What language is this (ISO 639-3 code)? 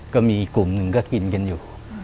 tha